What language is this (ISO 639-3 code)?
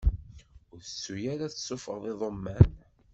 kab